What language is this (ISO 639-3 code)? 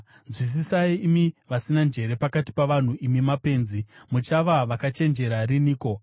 sna